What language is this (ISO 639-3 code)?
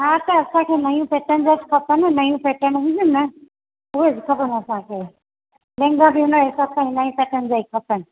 snd